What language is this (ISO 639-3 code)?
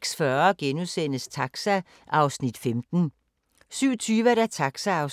dan